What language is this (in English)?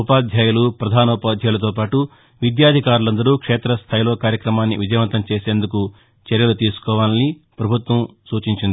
Telugu